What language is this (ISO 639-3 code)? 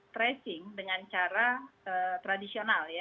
ind